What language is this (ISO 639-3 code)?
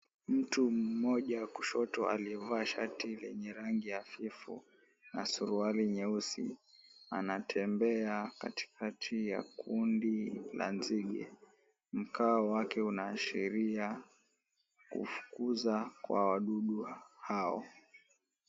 swa